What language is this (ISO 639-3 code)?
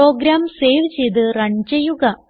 mal